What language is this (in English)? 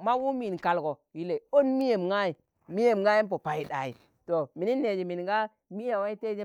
Tangale